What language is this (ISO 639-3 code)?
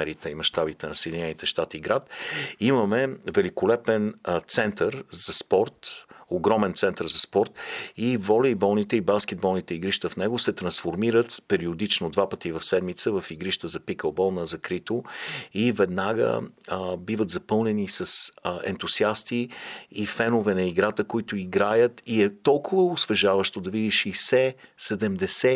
bul